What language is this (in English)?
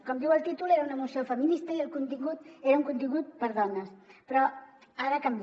Catalan